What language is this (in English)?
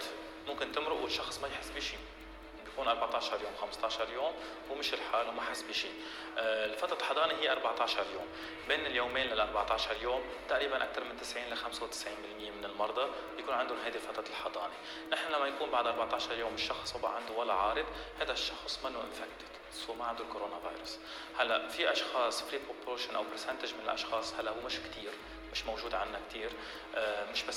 Arabic